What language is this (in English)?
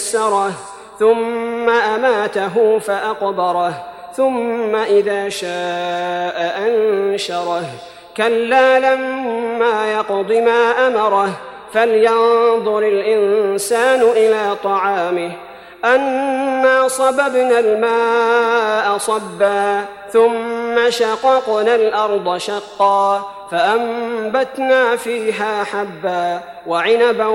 Arabic